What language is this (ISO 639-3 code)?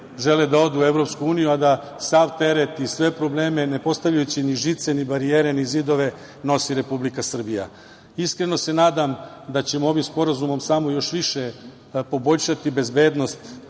srp